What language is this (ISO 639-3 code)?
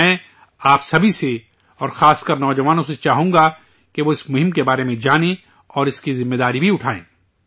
urd